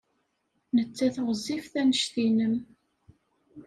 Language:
Kabyle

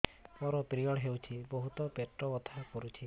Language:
Odia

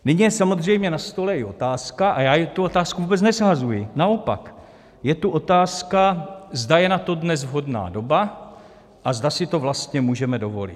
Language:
Czech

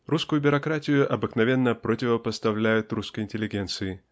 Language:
Russian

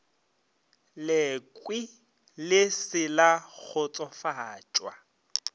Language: Northern Sotho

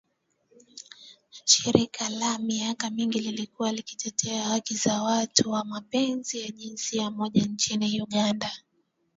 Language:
Swahili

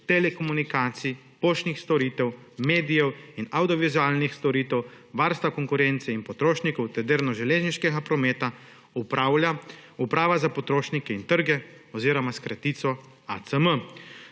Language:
Slovenian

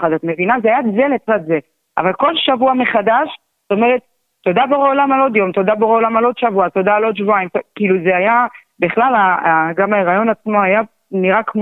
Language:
Hebrew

